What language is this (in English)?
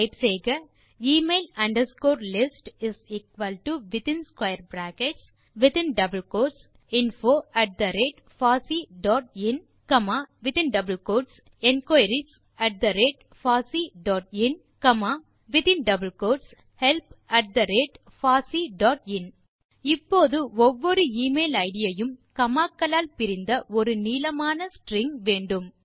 Tamil